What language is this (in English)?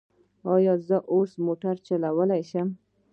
Pashto